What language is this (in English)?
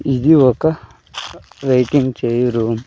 Telugu